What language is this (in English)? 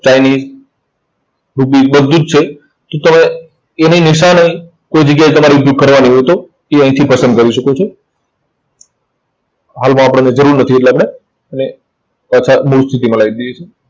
Gujarati